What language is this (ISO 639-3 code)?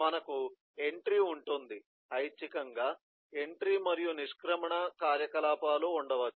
tel